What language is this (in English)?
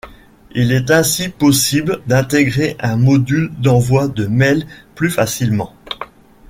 French